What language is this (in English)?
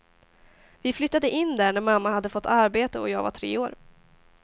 Swedish